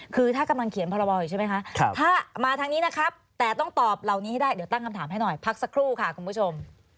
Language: Thai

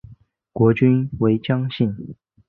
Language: Chinese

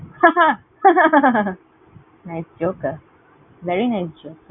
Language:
Bangla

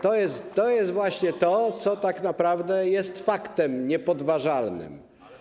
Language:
Polish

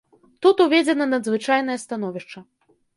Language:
Belarusian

